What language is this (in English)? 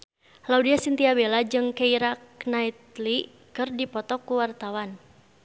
Sundanese